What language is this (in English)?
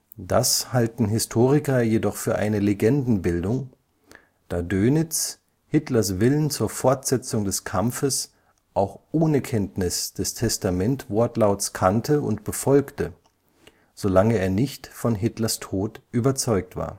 German